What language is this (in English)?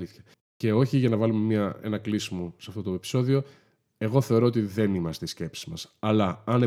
Greek